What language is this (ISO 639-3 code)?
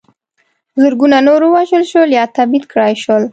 pus